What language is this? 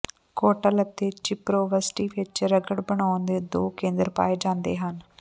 Punjabi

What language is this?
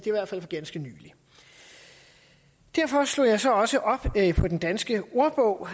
Danish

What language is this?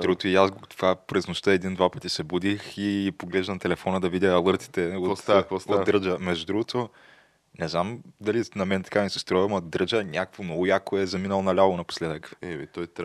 Bulgarian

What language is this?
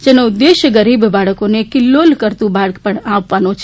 Gujarati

